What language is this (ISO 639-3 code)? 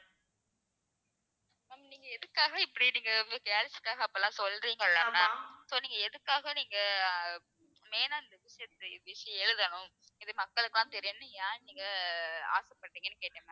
tam